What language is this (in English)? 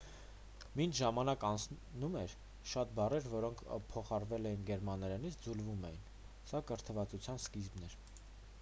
Armenian